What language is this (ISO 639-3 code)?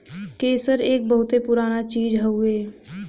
bho